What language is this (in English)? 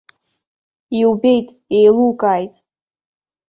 Abkhazian